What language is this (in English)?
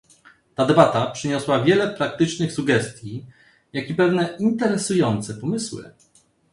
Polish